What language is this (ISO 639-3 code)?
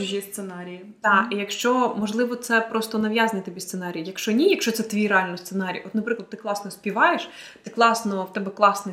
ukr